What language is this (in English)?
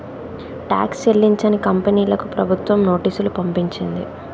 Telugu